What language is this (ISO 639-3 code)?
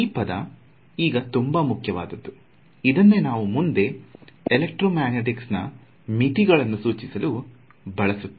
kan